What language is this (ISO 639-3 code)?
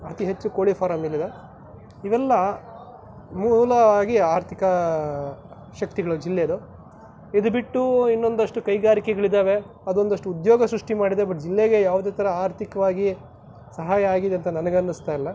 kan